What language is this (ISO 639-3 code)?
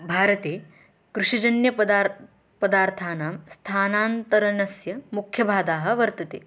san